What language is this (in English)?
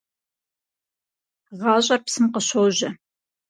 Kabardian